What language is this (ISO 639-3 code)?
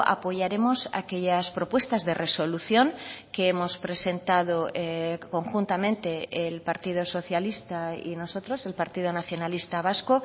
spa